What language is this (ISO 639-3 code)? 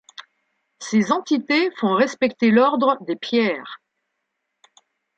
fra